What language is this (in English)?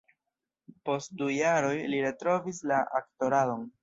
Esperanto